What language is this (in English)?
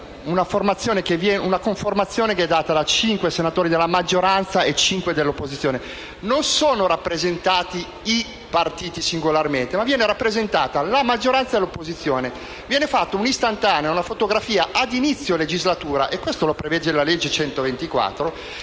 Italian